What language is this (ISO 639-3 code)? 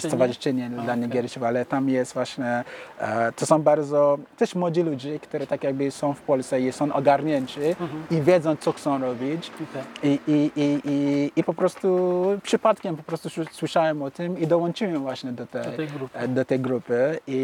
pol